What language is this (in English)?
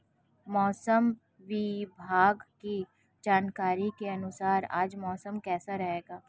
Hindi